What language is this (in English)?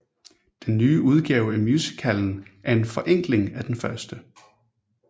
Danish